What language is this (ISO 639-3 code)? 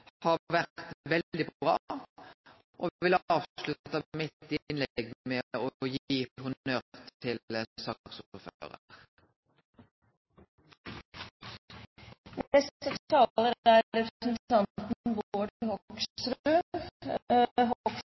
nor